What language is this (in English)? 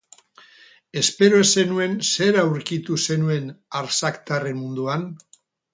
Basque